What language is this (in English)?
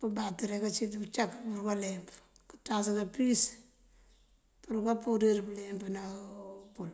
Mandjak